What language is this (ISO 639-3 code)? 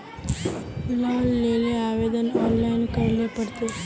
mag